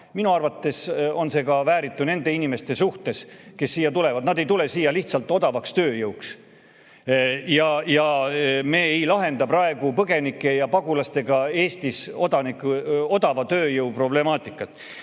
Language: Estonian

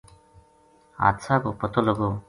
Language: Gujari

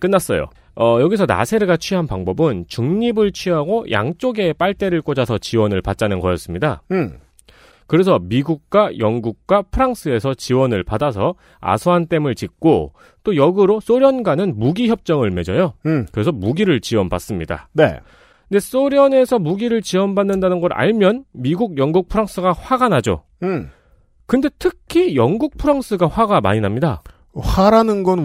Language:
Korean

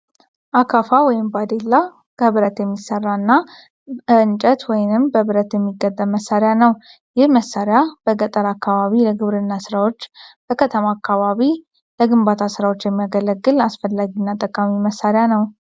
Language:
Amharic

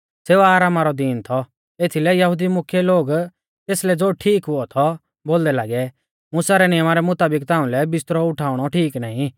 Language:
Mahasu Pahari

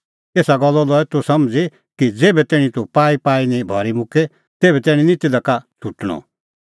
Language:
Kullu Pahari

